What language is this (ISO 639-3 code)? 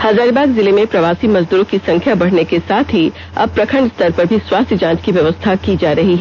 hin